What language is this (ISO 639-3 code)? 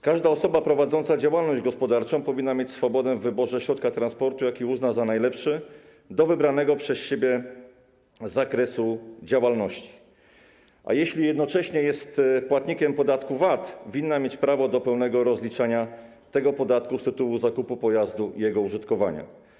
pol